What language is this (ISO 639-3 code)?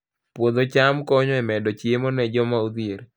luo